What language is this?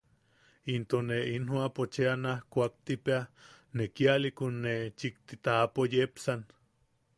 Yaqui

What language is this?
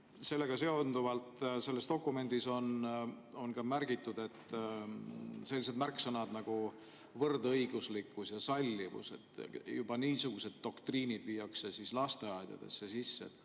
Estonian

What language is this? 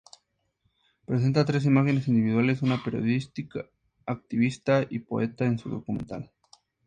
Spanish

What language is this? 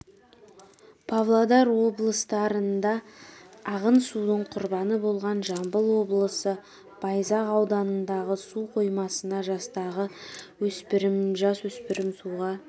Kazakh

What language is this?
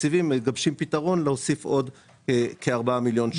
Hebrew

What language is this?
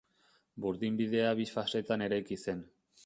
Basque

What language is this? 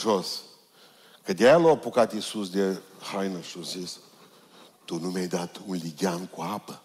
Romanian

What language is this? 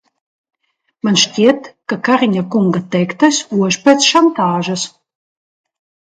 Latvian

